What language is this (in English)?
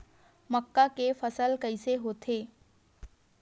Chhattisgarhi